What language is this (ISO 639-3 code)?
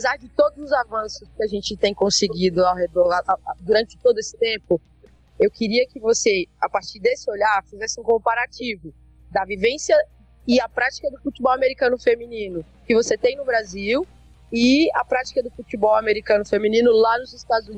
por